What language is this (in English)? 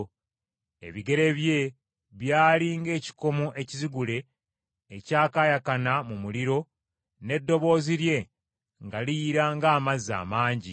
Ganda